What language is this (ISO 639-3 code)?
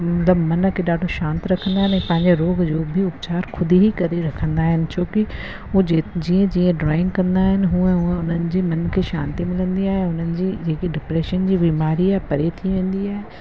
snd